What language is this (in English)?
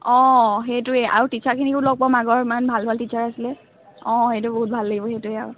Assamese